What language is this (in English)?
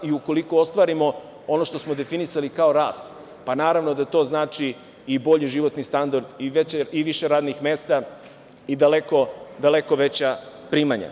Serbian